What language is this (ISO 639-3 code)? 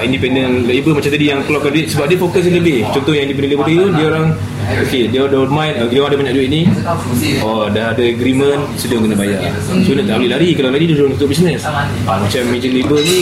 msa